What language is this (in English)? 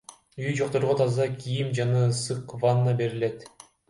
Kyrgyz